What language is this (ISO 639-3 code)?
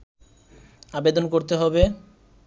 ben